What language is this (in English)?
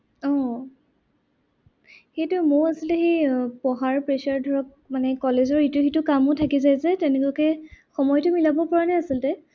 Assamese